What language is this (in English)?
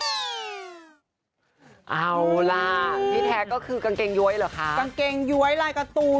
Thai